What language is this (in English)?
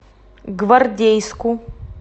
Russian